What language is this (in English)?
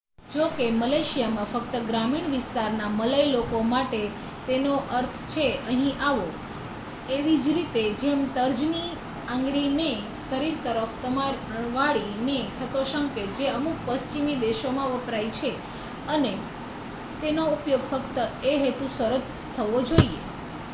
Gujarati